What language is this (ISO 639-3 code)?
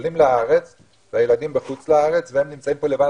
heb